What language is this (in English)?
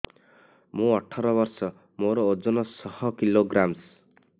Odia